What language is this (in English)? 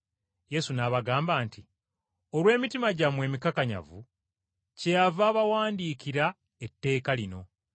Ganda